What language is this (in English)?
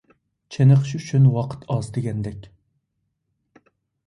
Uyghur